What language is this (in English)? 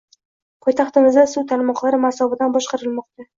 Uzbek